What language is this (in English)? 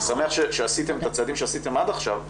Hebrew